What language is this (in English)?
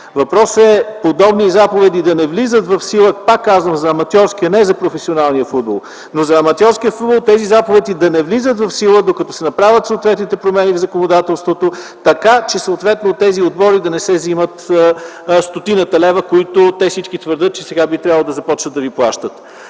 Bulgarian